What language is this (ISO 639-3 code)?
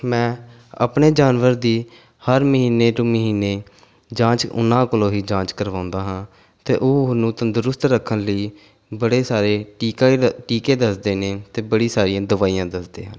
pan